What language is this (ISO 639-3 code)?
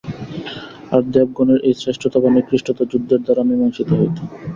ben